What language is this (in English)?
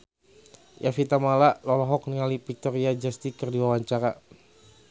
Sundanese